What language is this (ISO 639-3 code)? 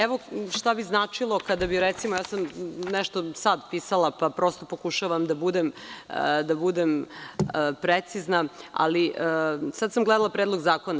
srp